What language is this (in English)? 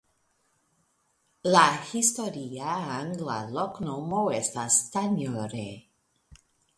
Esperanto